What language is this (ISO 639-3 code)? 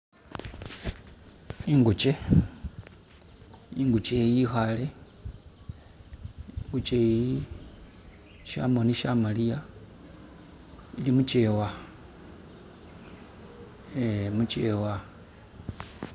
myx